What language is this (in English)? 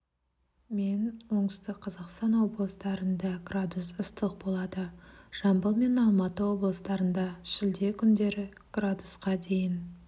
Kazakh